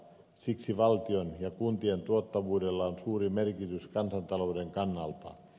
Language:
Finnish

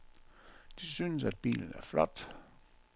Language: Danish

